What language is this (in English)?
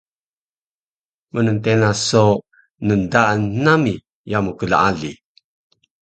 Taroko